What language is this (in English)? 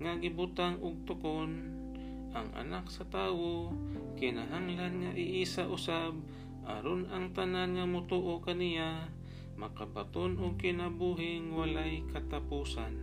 Filipino